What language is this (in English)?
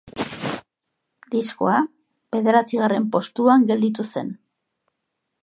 Basque